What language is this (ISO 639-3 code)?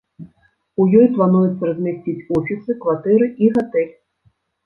bel